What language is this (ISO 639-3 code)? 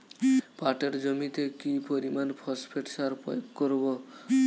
ben